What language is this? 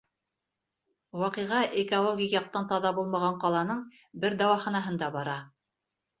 Bashkir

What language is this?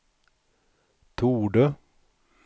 Swedish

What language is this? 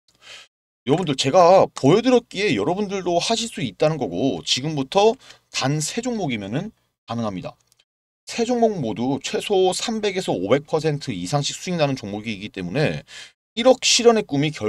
Korean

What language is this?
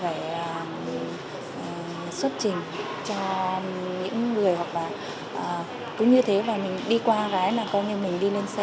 Vietnamese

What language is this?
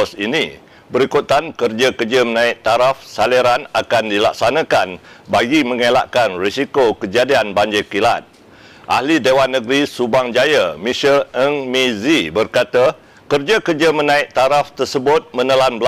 Malay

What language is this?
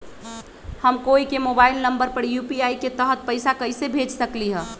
Magahi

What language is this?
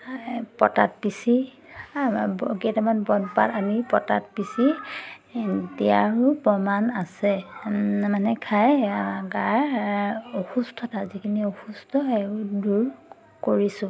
Assamese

